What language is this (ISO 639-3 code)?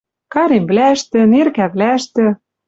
mrj